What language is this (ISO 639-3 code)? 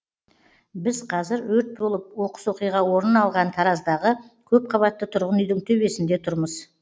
kaz